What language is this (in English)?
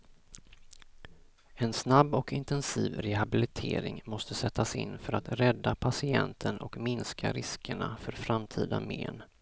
Swedish